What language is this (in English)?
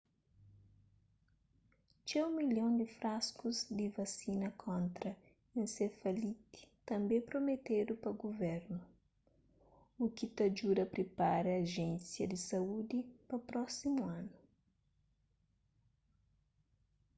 Kabuverdianu